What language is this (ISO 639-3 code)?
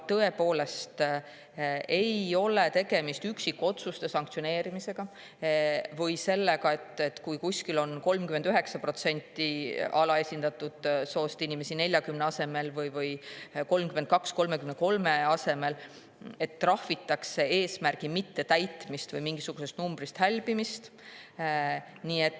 est